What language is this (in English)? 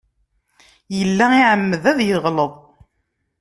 Kabyle